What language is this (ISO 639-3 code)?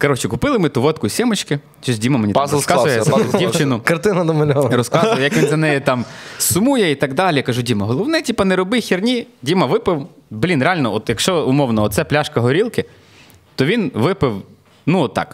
ukr